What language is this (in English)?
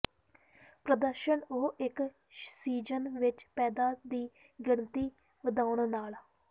Punjabi